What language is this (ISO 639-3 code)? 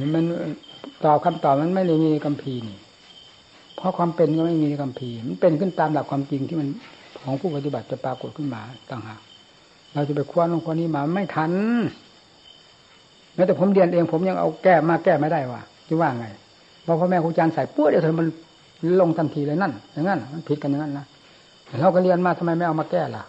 tha